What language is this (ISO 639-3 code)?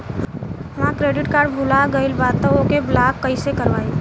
bho